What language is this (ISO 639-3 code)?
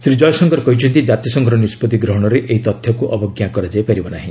ori